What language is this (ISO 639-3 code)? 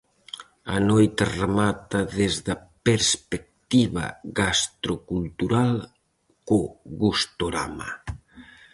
glg